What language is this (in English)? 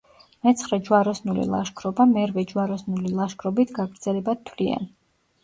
Georgian